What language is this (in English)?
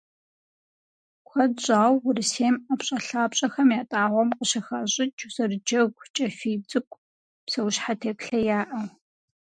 Kabardian